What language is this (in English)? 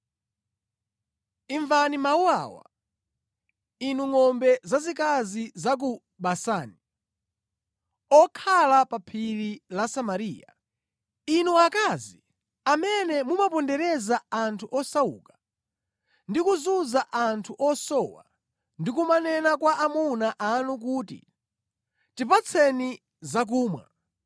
Nyanja